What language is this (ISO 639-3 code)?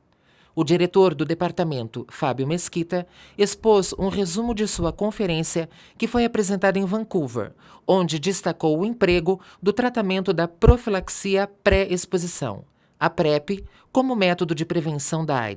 por